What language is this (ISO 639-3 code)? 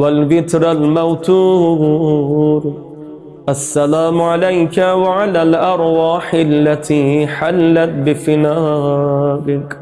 ara